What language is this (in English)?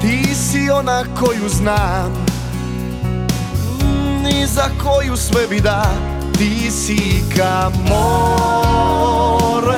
Croatian